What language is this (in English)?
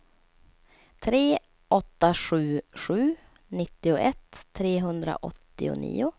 Swedish